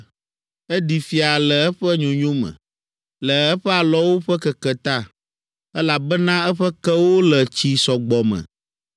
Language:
Ewe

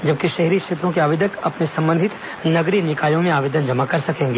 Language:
Hindi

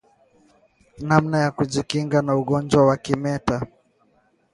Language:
Swahili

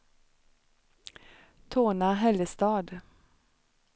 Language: Swedish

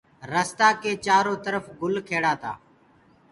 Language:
Gurgula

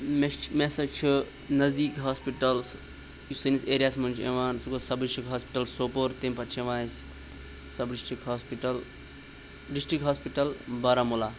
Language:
Kashmiri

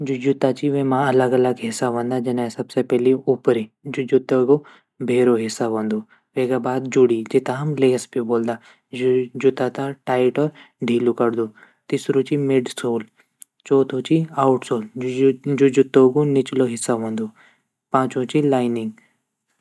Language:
Garhwali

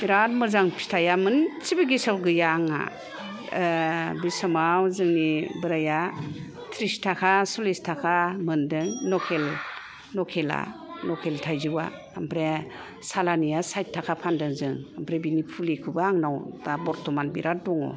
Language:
Bodo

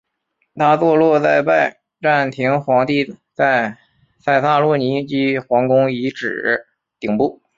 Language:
Chinese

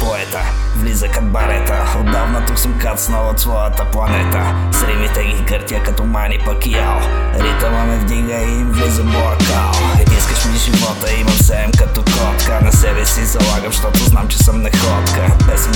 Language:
Bulgarian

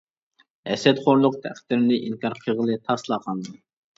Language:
Uyghur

